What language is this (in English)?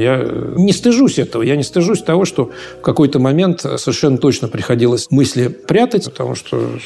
Russian